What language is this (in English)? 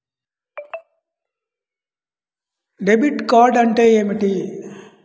Telugu